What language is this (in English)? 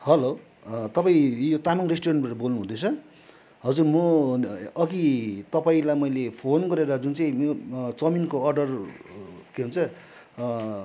Nepali